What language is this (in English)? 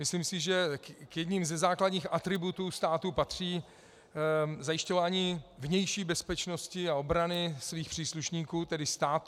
Czech